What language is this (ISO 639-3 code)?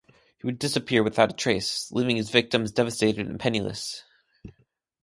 eng